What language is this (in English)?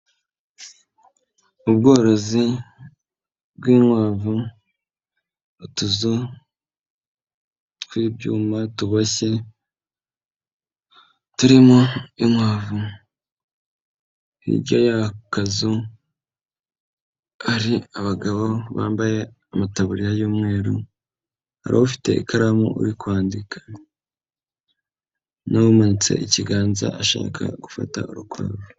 Kinyarwanda